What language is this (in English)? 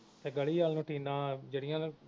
Punjabi